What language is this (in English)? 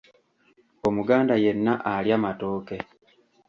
Ganda